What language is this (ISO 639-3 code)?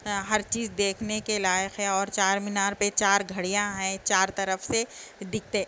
urd